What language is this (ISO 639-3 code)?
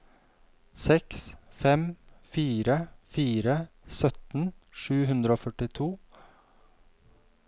nor